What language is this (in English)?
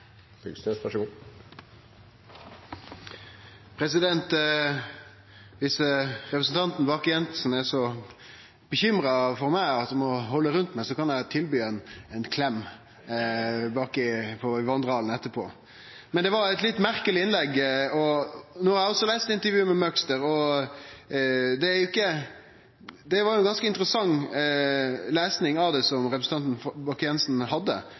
Norwegian Nynorsk